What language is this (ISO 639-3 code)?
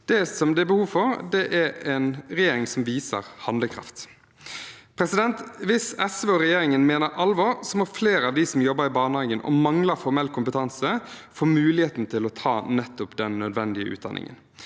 nor